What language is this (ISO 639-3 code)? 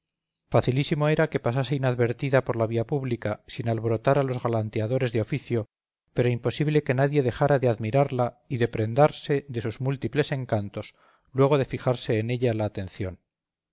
spa